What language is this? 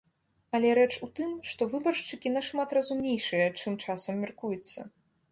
Belarusian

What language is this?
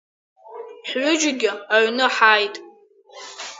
Abkhazian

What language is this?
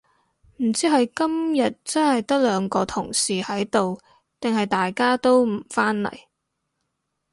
Cantonese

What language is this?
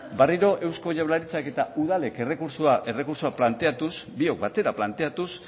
Basque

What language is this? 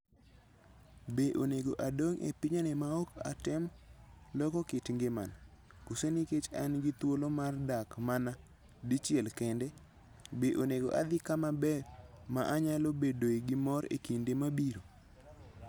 Luo (Kenya and Tanzania)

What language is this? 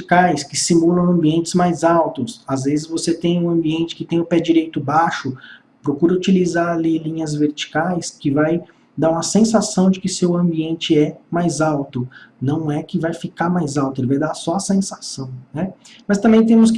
Portuguese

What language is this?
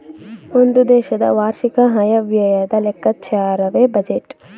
Kannada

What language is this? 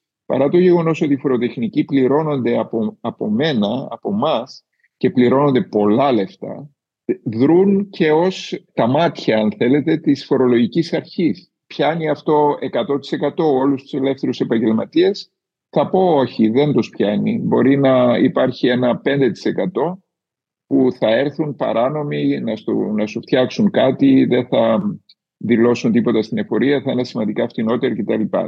Greek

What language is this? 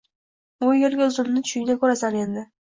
Uzbek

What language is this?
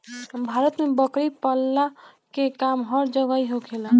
Bhojpuri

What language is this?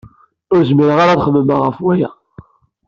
Kabyle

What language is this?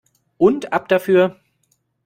German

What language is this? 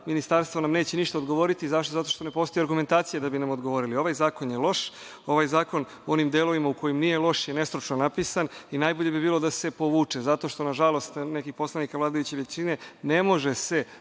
Serbian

